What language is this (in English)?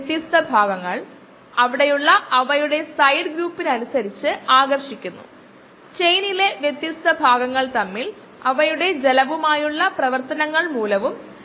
Malayalam